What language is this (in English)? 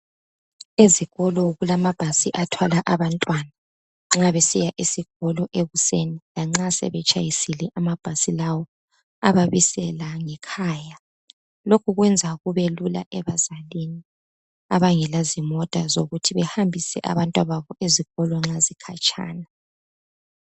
North Ndebele